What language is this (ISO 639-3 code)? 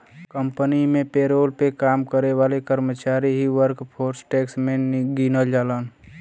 bho